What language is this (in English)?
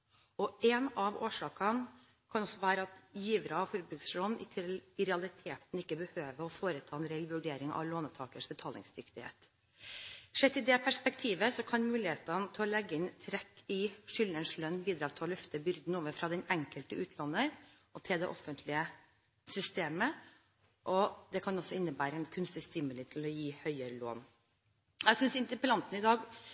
Norwegian Bokmål